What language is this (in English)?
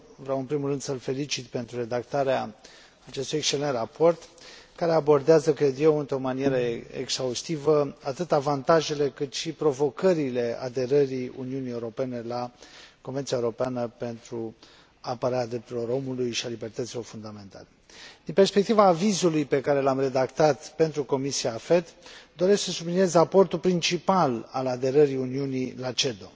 Romanian